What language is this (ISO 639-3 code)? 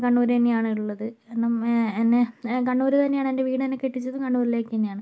mal